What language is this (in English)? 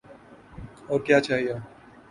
Urdu